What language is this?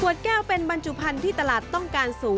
Thai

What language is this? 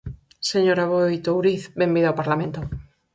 Galician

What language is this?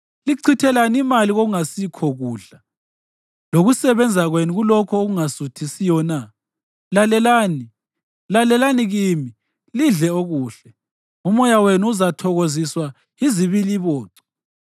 North Ndebele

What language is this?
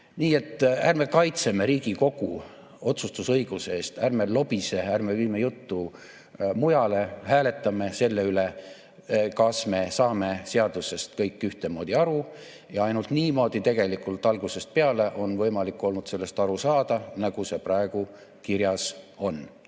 Estonian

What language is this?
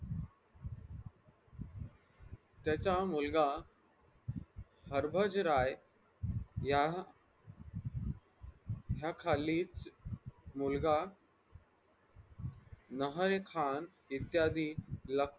Marathi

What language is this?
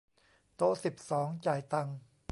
Thai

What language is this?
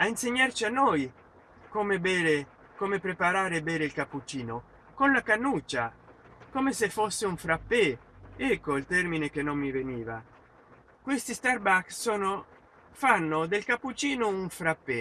Italian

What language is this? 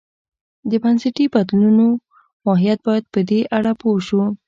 Pashto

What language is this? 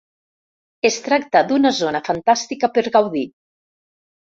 Catalan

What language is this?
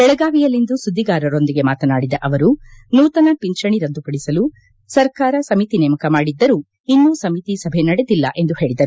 Kannada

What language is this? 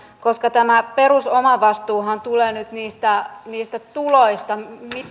Finnish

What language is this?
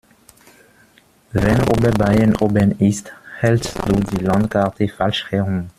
German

